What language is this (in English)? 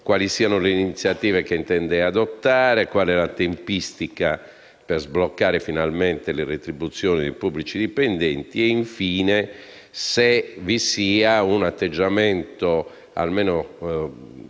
Italian